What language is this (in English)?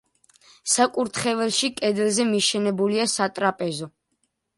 Georgian